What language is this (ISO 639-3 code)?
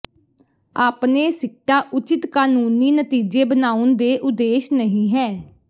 pan